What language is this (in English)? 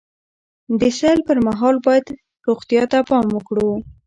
Pashto